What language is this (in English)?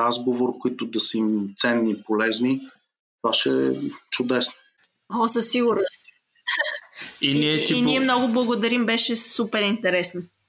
Bulgarian